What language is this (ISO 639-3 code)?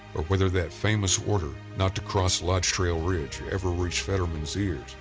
eng